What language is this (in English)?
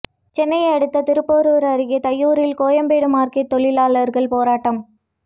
Tamil